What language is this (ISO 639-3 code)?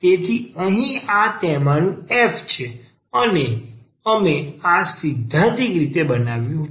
guj